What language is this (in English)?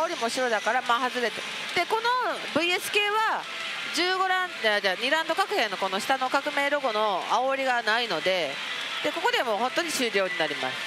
Japanese